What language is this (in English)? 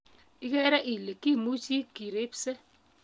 Kalenjin